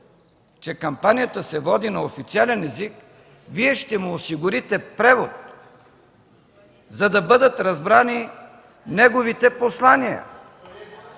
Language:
Bulgarian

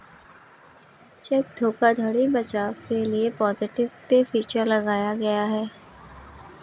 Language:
Hindi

